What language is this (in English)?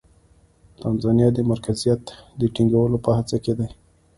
Pashto